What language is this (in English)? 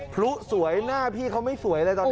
Thai